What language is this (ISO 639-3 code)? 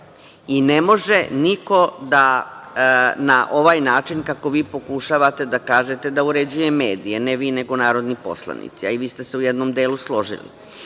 srp